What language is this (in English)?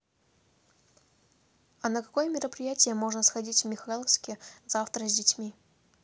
Russian